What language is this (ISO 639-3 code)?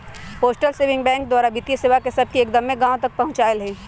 mag